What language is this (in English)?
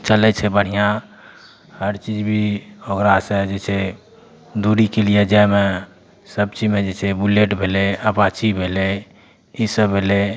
Maithili